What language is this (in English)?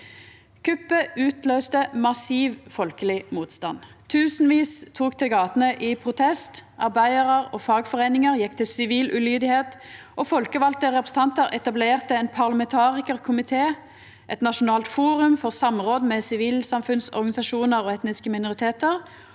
Norwegian